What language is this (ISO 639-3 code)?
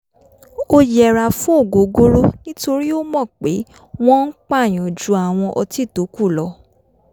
yor